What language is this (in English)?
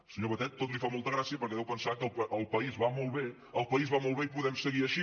Catalan